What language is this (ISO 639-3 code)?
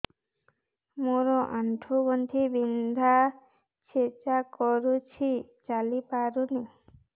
ori